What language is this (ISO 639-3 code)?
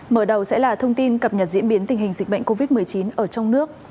vie